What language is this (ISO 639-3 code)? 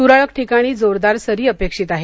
mar